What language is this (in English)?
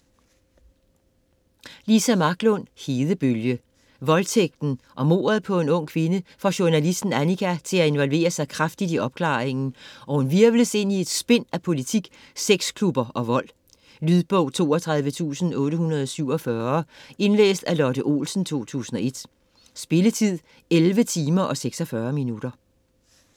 Danish